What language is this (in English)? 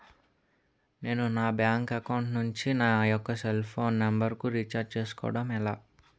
Telugu